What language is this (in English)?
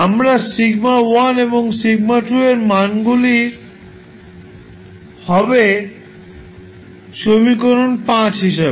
Bangla